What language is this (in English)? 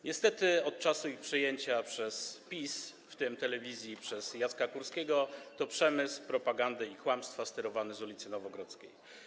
Polish